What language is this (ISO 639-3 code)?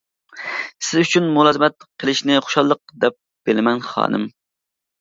uig